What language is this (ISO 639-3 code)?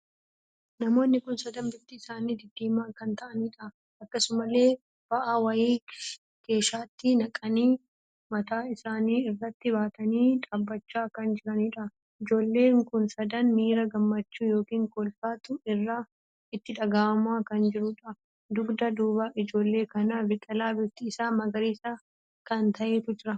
orm